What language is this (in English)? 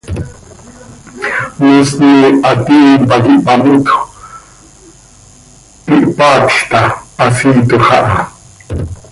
Seri